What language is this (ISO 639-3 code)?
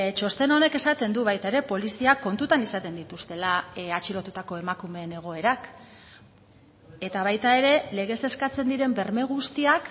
eus